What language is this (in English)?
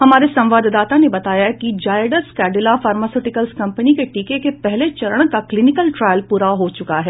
Hindi